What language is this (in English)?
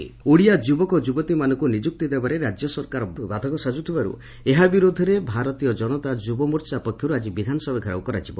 Odia